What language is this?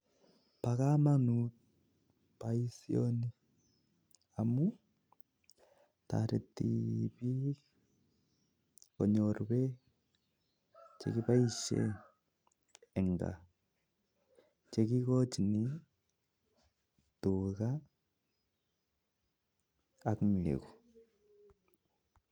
Kalenjin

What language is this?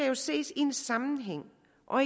Danish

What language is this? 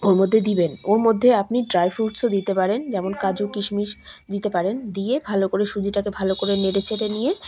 Bangla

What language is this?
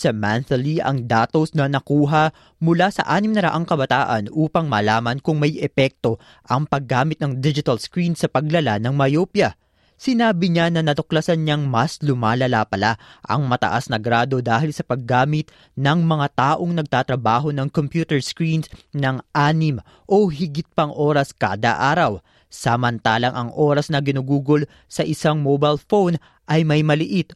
Filipino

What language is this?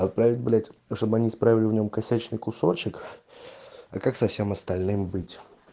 Russian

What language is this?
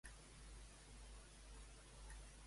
Catalan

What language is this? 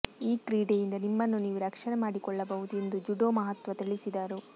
Kannada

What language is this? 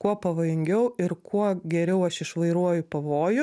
Lithuanian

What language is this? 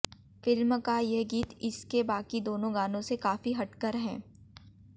Hindi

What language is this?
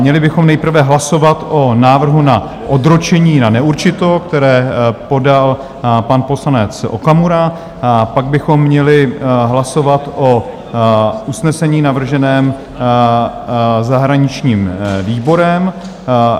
Czech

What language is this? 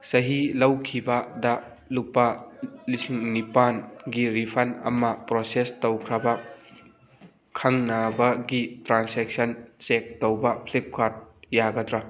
Manipuri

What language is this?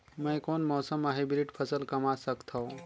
Chhattisgarhi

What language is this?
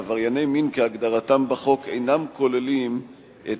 Hebrew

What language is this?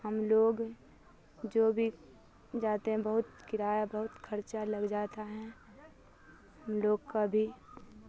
Urdu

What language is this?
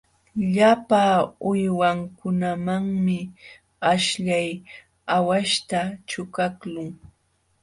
Jauja Wanca Quechua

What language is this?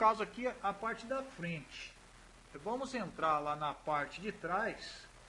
Portuguese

